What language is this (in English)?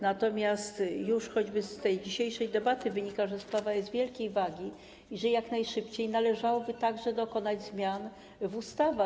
Polish